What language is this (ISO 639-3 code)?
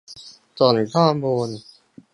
tha